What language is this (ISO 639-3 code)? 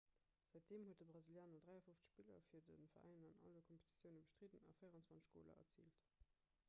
ltz